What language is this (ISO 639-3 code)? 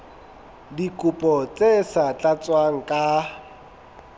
sot